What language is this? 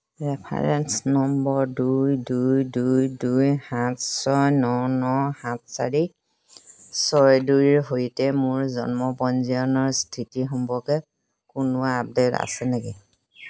Assamese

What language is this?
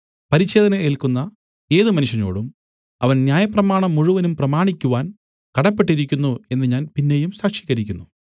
Malayalam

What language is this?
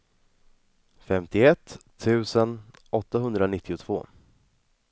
Swedish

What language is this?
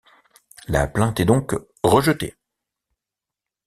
French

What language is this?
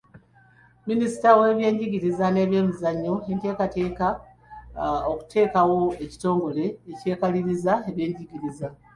Ganda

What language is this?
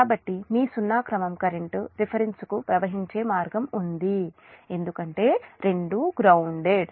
Telugu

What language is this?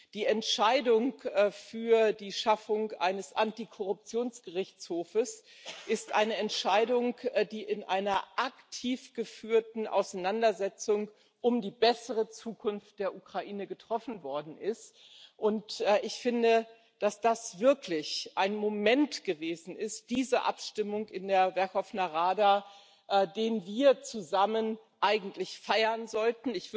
German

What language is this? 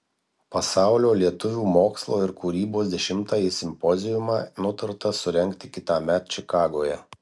Lithuanian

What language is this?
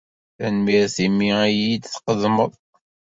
Kabyle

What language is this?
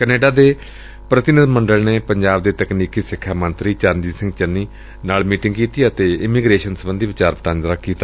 Punjabi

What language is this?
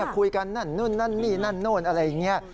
Thai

